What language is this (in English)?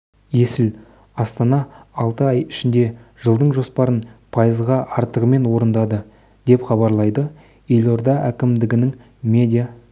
Kazakh